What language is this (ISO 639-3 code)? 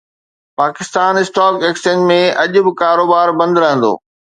snd